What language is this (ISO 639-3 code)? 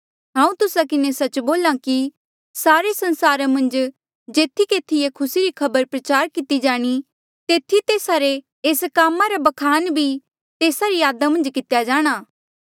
mjl